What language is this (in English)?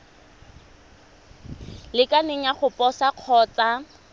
Tswana